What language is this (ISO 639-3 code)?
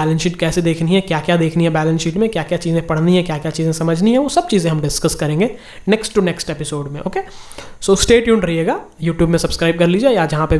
hin